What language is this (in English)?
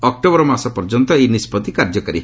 Odia